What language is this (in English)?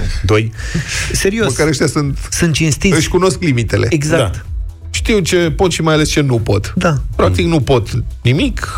Romanian